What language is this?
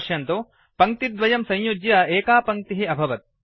Sanskrit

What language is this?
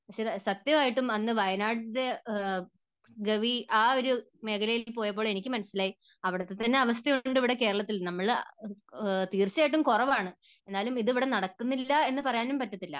Malayalam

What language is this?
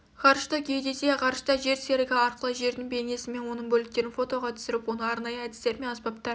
Kazakh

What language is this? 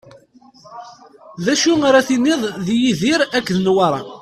Kabyle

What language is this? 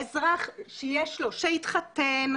Hebrew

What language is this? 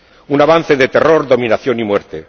Spanish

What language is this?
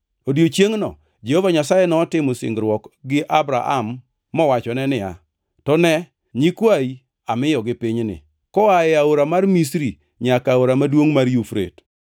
Luo (Kenya and Tanzania)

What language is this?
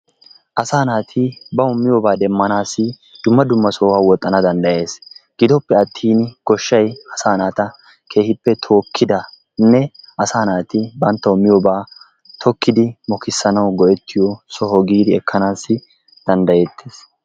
Wolaytta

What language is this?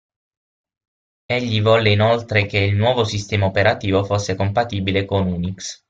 Italian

